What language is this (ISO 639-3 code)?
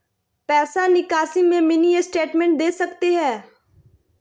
mag